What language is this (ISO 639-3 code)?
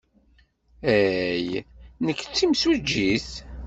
kab